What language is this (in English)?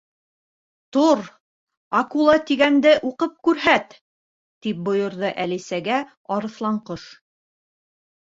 Bashkir